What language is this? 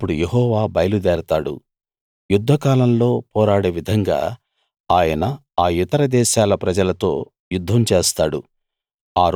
Telugu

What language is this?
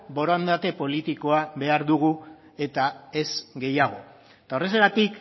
Basque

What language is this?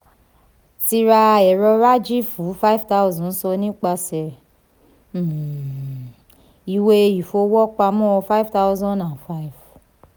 Yoruba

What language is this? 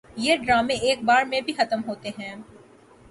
Urdu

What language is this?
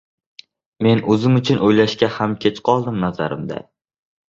Uzbek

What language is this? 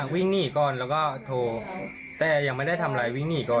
Thai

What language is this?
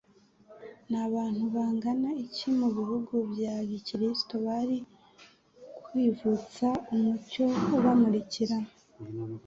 Kinyarwanda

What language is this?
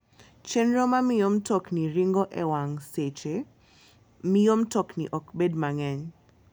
Luo (Kenya and Tanzania)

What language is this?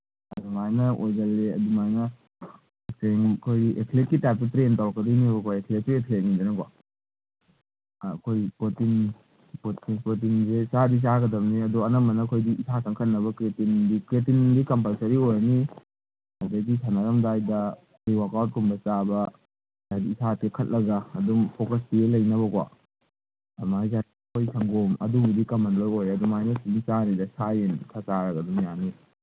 Manipuri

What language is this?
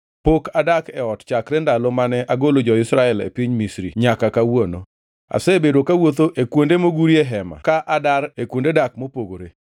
Luo (Kenya and Tanzania)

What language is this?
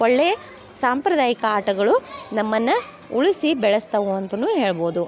Kannada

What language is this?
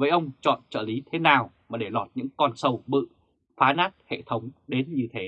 Vietnamese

